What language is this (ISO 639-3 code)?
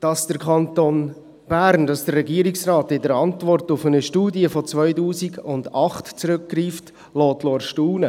gsw